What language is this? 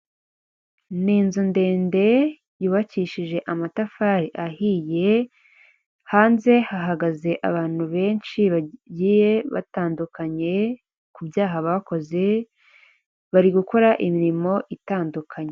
Kinyarwanda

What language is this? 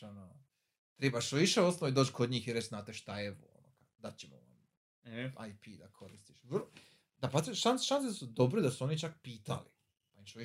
Croatian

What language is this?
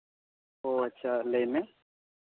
Santali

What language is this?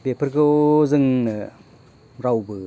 Bodo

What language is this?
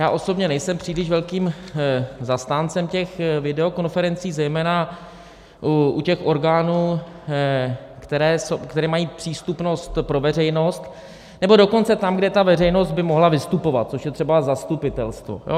Czech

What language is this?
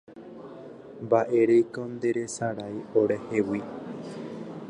Guarani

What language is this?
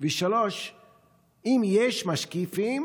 Hebrew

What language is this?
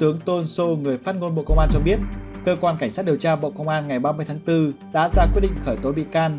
Vietnamese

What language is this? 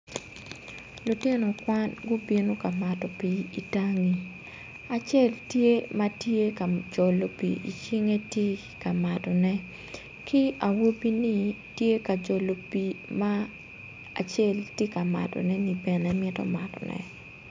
Acoli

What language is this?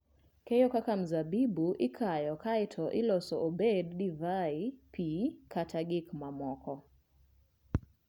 Luo (Kenya and Tanzania)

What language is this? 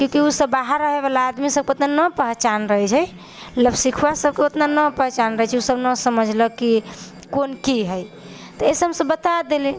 Maithili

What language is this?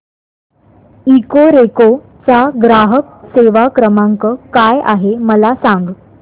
Marathi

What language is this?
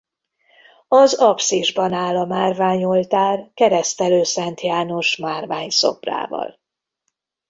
Hungarian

